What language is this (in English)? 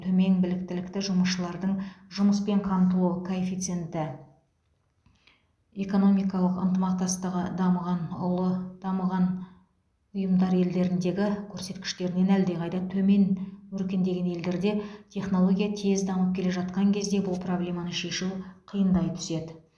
Kazakh